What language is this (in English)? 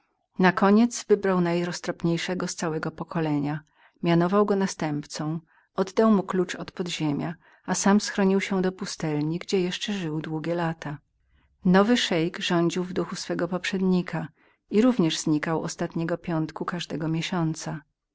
Polish